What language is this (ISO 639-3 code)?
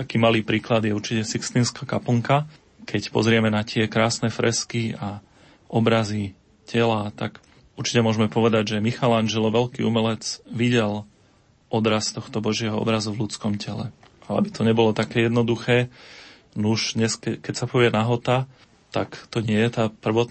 slk